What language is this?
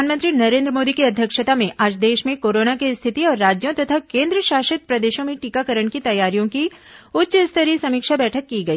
Hindi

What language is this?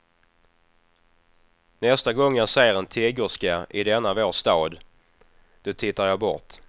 Swedish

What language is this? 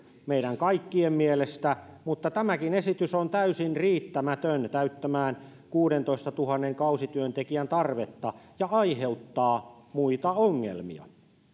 Finnish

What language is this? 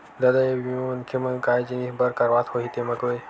Chhattisgarhi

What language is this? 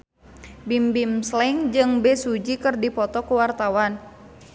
Sundanese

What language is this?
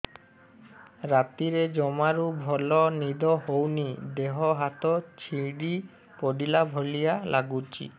Odia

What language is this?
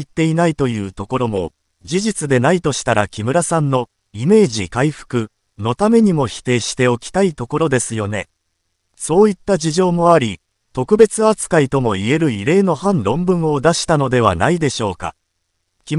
Japanese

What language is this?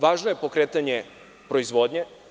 Serbian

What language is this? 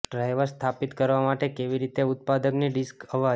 Gujarati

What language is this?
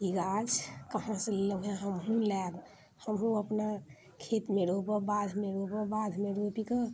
Maithili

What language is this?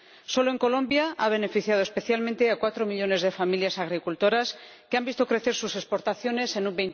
Spanish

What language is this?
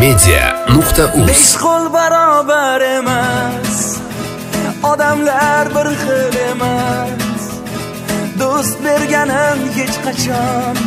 Turkish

